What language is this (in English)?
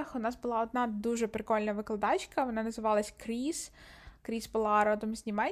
Ukrainian